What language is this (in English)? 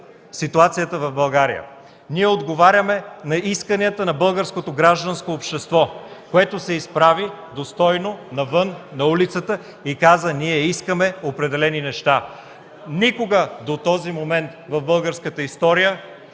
Bulgarian